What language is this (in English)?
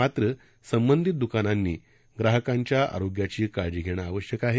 Marathi